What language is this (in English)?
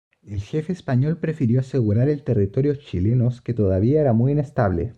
Spanish